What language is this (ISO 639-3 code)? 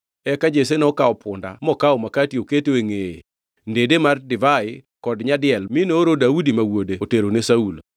luo